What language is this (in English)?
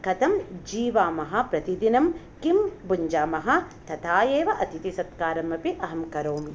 Sanskrit